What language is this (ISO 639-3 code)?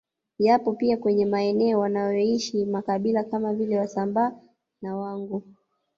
swa